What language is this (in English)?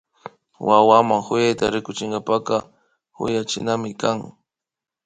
Imbabura Highland Quichua